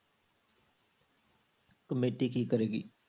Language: Punjabi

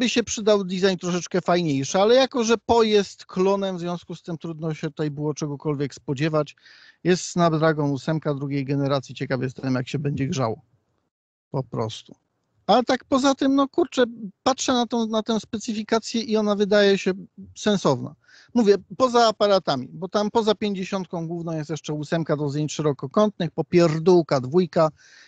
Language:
Polish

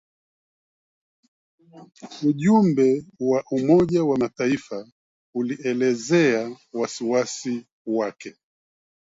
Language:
Swahili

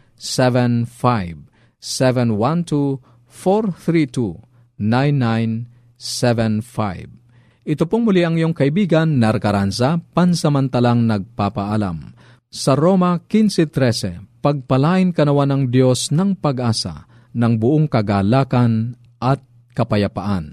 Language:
Filipino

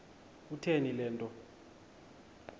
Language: Xhosa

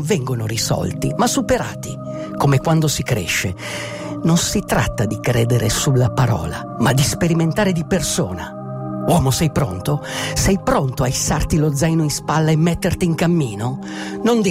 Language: Italian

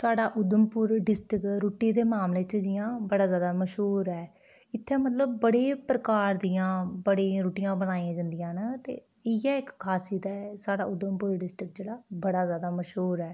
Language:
Dogri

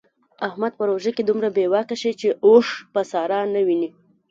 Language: Pashto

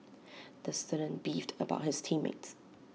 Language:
English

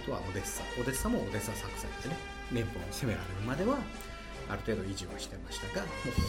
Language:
Japanese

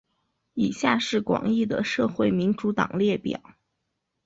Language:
Chinese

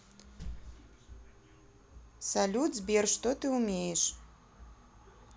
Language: Russian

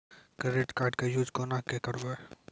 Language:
Maithili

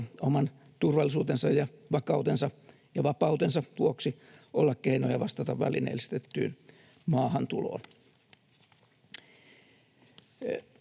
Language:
Finnish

